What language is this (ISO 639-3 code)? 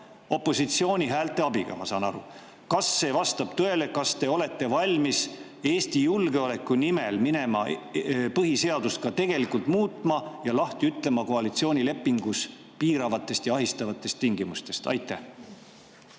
est